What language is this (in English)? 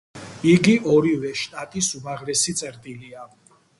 Georgian